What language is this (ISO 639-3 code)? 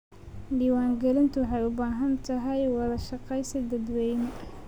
som